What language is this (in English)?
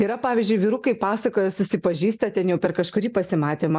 Lithuanian